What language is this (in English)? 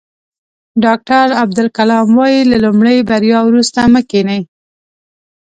Pashto